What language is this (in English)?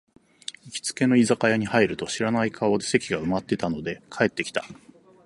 Japanese